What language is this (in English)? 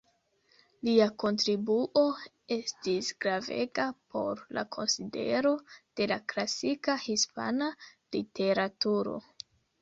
Esperanto